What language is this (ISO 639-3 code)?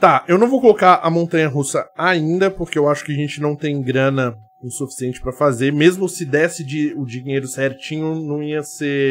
por